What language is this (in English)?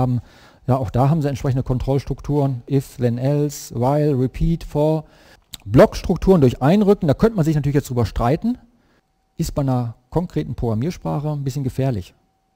German